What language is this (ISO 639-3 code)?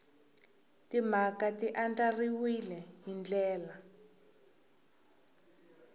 tso